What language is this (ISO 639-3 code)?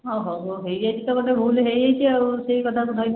ori